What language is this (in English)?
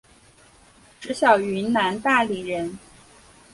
Chinese